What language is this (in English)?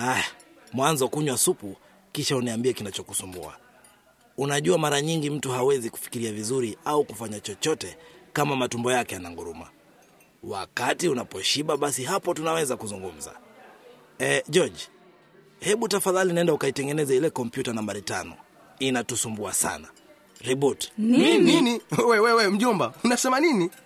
Swahili